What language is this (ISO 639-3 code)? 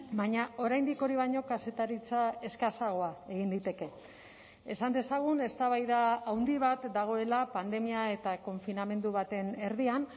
eus